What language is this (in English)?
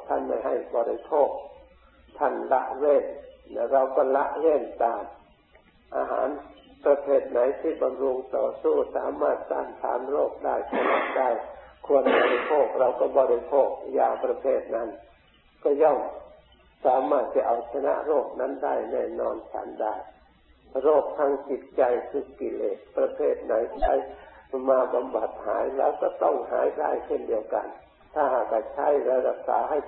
Thai